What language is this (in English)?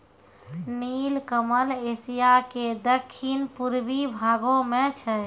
Maithili